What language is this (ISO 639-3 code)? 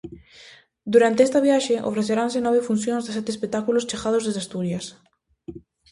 glg